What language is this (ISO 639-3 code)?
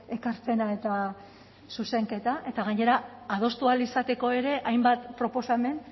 eus